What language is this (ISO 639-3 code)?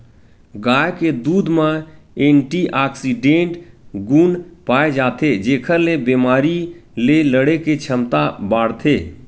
hne